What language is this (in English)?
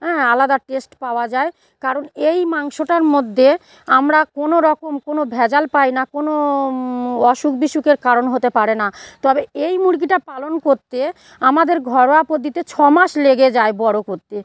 Bangla